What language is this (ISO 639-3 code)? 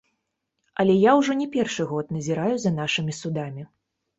bel